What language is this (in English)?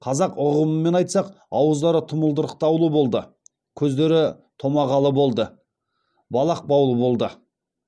Kazakh